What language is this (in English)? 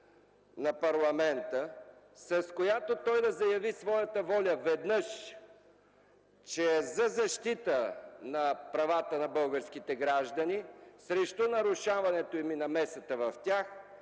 Bulgarian